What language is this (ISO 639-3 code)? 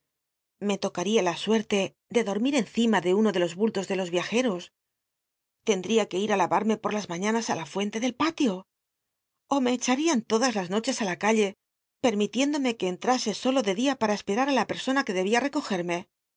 spa